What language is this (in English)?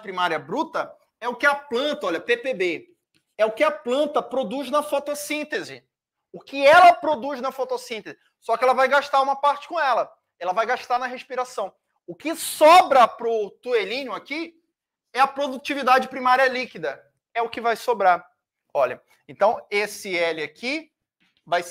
Portuguese